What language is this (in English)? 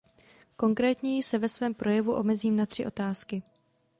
Czech